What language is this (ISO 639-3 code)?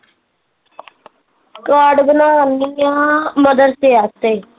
pan